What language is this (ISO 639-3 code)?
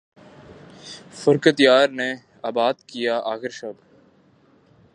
urd